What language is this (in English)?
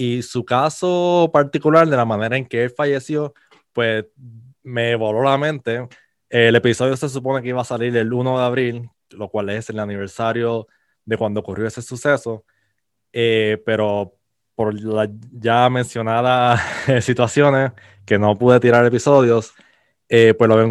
Spanish